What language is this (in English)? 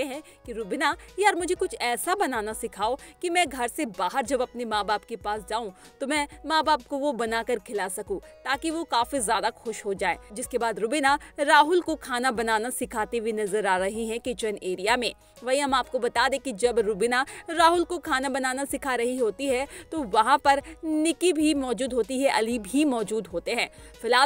Hindi